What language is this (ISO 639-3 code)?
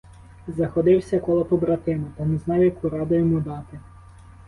ukr